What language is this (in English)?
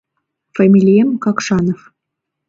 Mari